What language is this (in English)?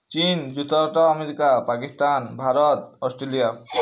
Odia